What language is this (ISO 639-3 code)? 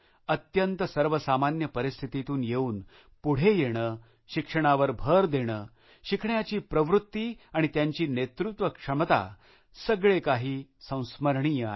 mar